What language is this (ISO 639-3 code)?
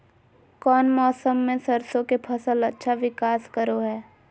mag